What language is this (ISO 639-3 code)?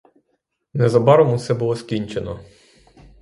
ukr